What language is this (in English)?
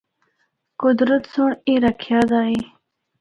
Northern Hindko